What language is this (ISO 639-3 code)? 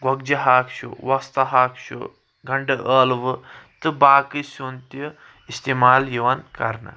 kas